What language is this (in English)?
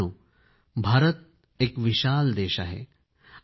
Marathi